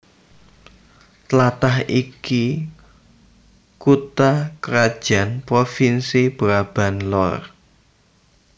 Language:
Javanese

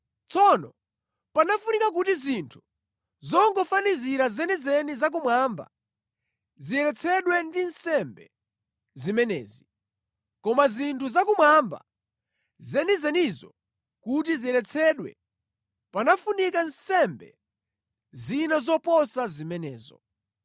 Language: Nyanja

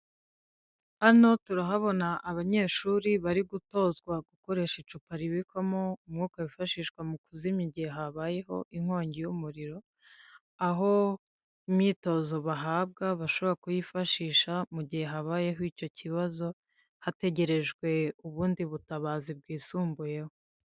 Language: Kinyarwanda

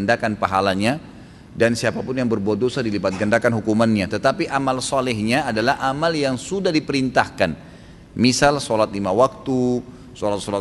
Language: Indonesian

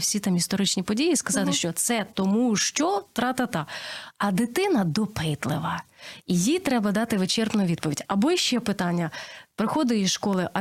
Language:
Ukrainian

